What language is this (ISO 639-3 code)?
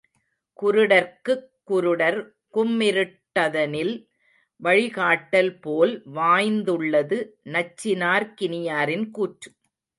tam